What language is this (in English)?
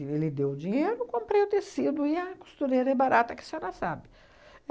Portuguese